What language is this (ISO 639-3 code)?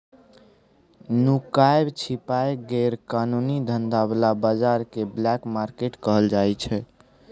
mai